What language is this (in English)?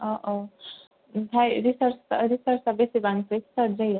Bodo